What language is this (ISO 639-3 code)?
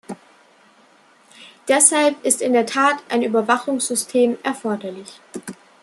deu